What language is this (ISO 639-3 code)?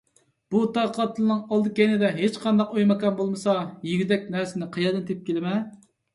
uig